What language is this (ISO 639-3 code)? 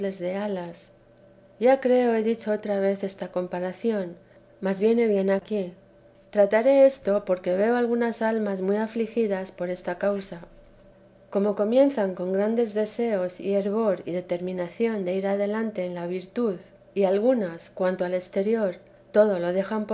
spa